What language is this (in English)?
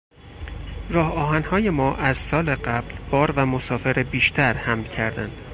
Persian